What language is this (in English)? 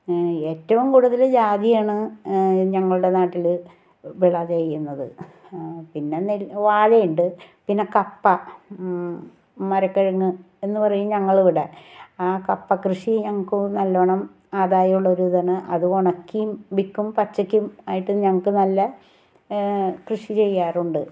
Malayalam